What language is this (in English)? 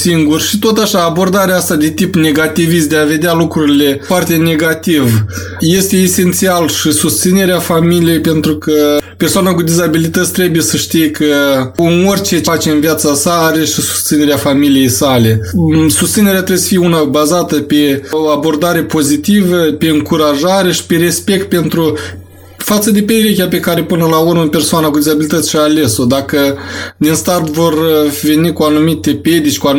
Romanian